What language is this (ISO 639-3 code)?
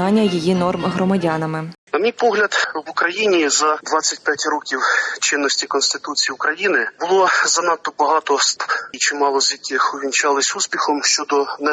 ukr